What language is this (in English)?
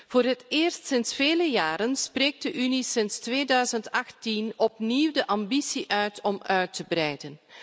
Dutch